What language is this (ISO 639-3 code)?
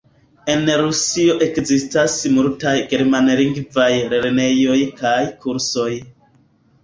epo